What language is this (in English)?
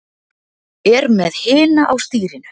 Icelandic